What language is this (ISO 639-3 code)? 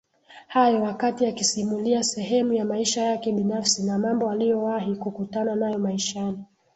swa